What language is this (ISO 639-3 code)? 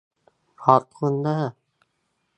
tha